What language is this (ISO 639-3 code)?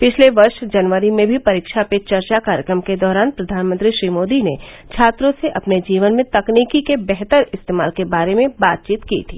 hin